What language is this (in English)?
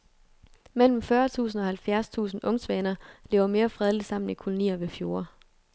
Danish